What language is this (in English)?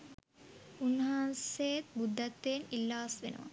Sinhala